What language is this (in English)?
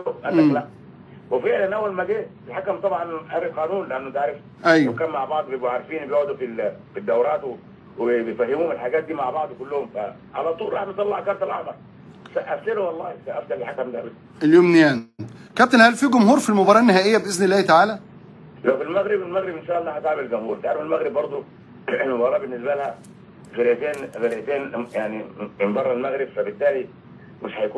Arabic